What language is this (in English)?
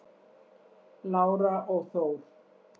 Icelandic